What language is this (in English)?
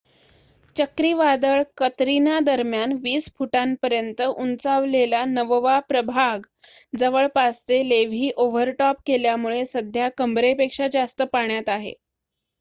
Marathi